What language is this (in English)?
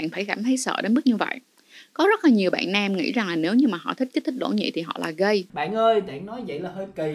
Vietnamese